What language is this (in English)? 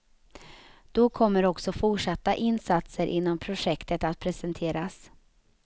Swedish